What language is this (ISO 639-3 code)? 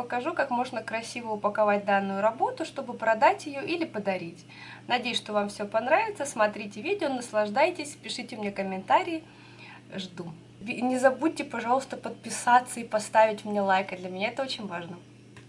rus